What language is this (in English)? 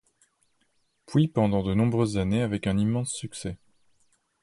French